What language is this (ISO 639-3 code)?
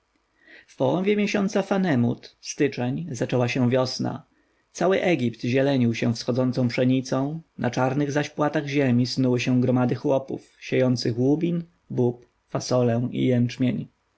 pol